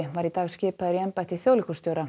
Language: Icelandic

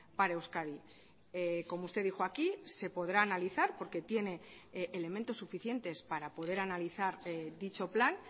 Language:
Spanish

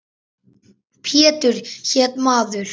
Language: Icelandic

